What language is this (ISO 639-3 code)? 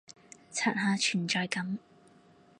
yue